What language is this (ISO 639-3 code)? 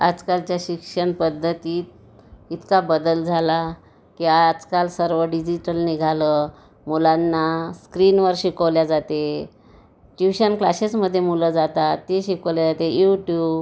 mar